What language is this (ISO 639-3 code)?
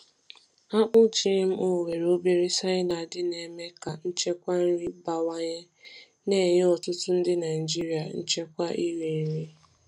ibo